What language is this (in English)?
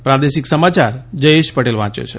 Gujarati